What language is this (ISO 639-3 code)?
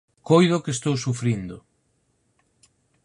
glg